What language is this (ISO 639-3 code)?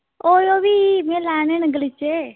doi